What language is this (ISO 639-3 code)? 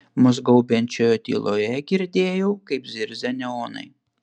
lit